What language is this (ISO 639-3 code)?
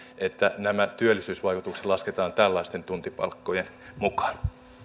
fin